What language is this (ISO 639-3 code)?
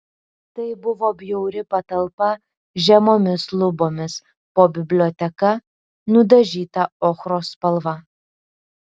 lit